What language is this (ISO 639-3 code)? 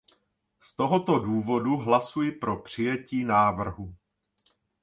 ces